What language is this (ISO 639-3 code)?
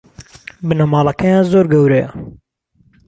ckb